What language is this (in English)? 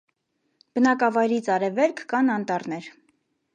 Armenian